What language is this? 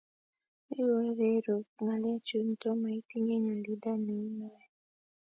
Kalenjin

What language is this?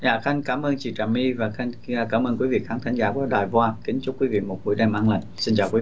Vietnamese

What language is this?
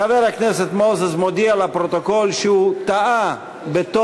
Hebrew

